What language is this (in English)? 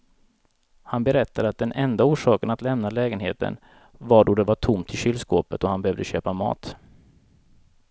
Swedish